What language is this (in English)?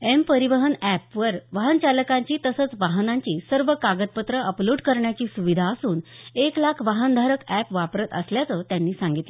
Marathi